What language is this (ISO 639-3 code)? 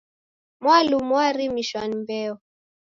dav